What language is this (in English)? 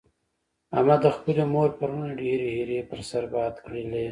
Pashto